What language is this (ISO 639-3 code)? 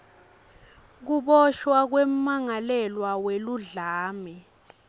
ssw